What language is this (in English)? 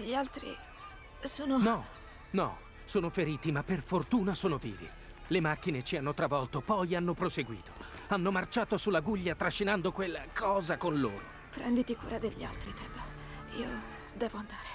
Italian